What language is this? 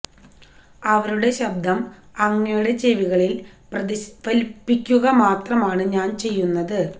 Malayalam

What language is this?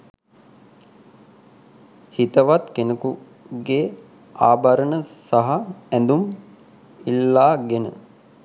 Sinhala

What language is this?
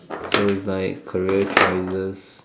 English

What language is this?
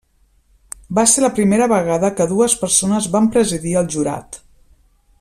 Catalan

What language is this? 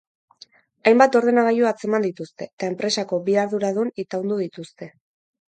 Basque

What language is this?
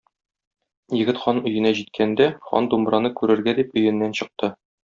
Tatar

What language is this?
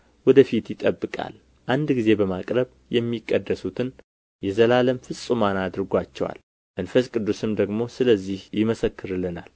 Amharic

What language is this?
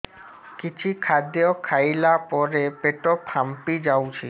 Odia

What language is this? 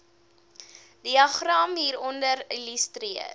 Afrikaans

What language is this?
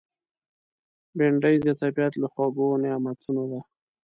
Pashto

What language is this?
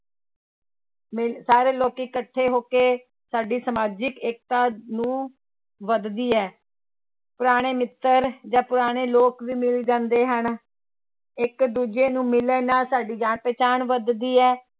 Punjabi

